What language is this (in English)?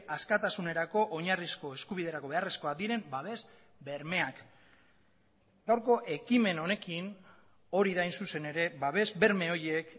Basque